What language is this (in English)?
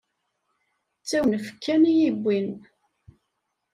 Kabyle